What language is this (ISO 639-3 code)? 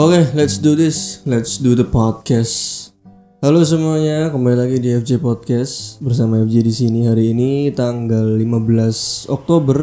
ind